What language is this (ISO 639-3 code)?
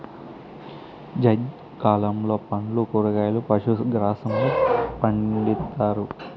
tel